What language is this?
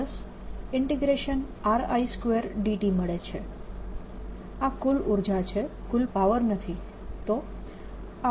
Gujarati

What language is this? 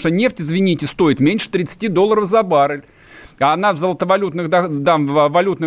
Russian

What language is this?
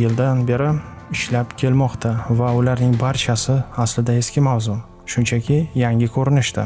Uzbek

